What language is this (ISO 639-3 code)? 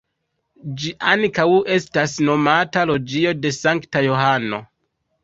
epo